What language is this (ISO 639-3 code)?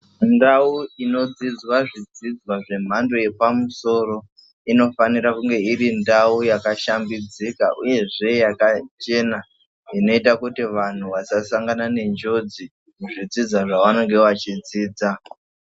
ndc